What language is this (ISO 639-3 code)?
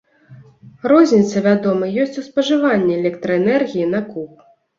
bel